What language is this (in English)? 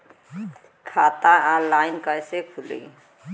Bhojpuri